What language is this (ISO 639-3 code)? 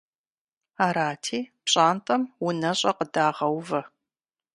kbd